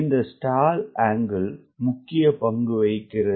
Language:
Tamil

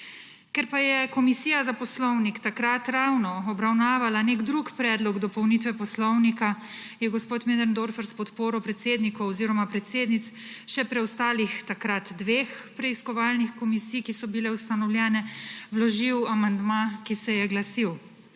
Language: Slovenian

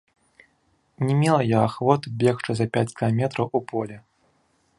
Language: Belarusian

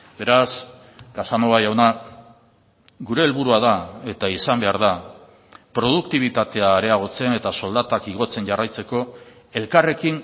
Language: Basque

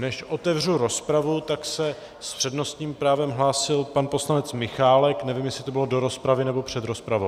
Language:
Czech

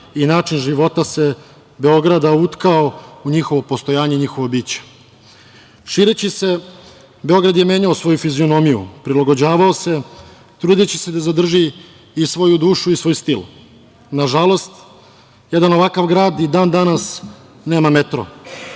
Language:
Serbian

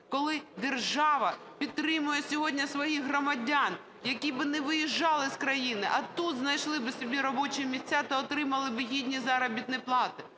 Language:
Ukrainian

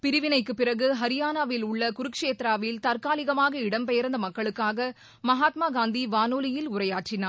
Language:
Tamil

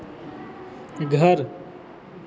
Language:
Hindi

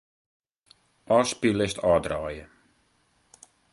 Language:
Western Frisian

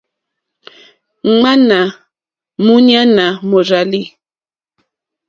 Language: Mokpwe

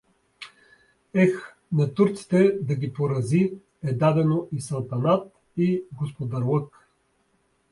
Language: Bulgarian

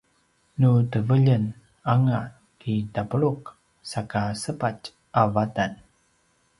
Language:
Paiwan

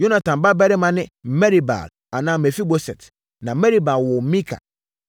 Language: Akan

